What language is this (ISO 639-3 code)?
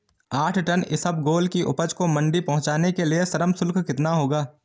hin